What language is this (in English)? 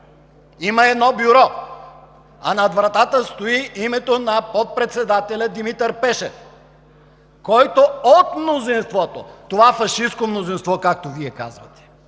Bulgarian